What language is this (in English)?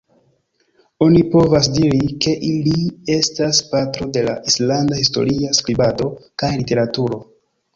Esperanto